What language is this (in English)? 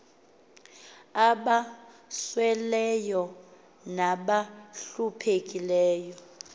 Xhosa